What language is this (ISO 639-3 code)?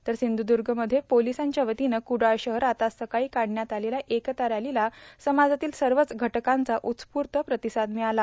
mar